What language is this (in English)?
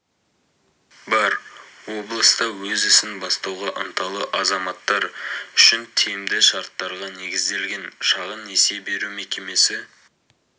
Kazakh